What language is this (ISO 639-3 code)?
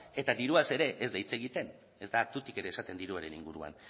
eus